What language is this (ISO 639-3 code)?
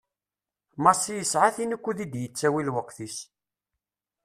kab